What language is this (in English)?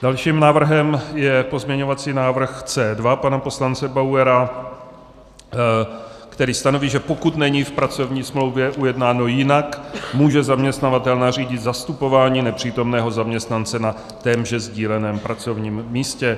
Czech